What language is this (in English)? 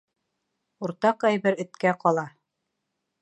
Bashkir